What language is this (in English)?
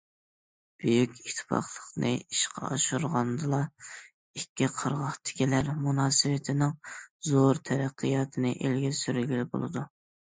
Uyghur